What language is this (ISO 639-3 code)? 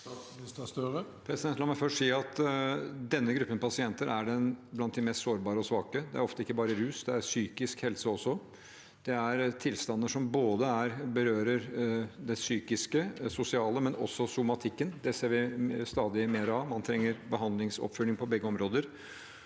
nor